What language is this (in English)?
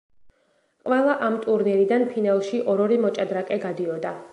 Georgian